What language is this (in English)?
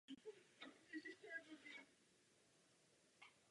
Czech